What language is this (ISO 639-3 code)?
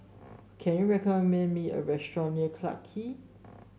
eng